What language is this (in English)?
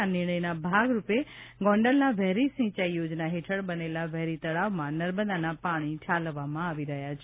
Gujarati